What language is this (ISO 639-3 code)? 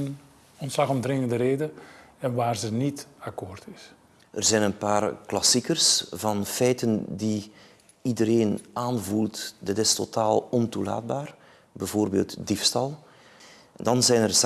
nld